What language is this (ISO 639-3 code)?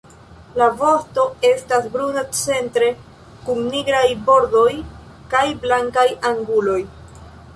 epo